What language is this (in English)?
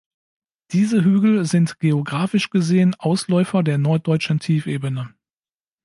German